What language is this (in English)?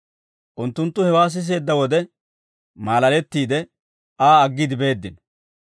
Dawro